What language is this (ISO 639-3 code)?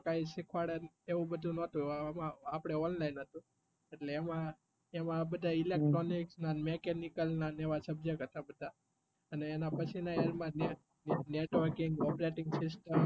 guj